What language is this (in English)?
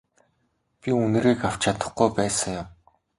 Mongolian